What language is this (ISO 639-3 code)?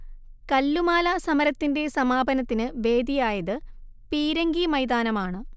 mal